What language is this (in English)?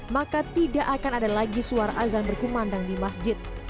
Indonesian